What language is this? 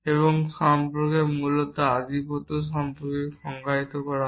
Bangla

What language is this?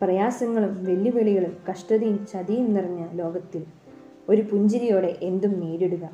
Malayalam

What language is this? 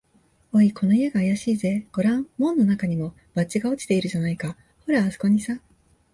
Japanese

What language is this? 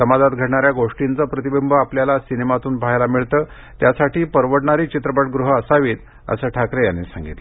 Marathi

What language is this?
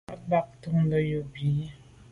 Medumba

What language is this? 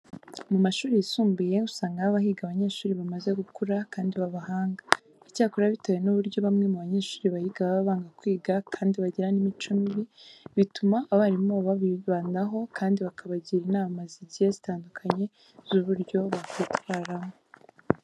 Kinyarwanda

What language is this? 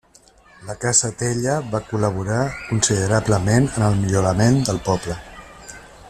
Catalan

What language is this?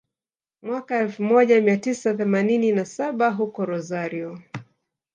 Swahili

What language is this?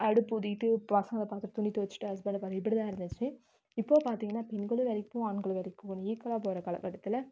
Tamil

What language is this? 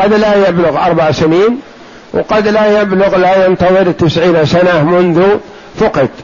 Arabic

